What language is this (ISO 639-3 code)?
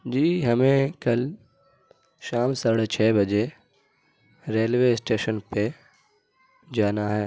urd